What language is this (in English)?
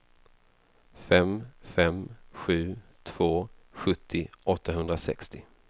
Swedish